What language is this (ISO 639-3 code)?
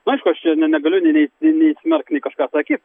lit